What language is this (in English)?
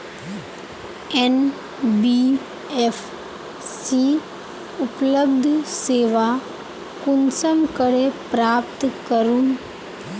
Magahi